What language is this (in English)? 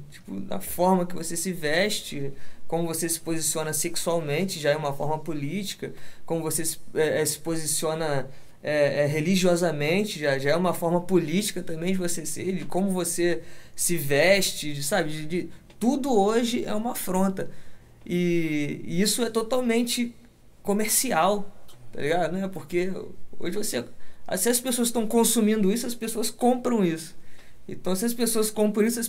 Portuguese